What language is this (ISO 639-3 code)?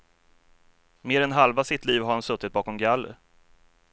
swe